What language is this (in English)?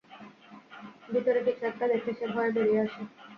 Bangla